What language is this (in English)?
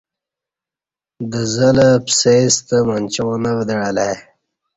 Kati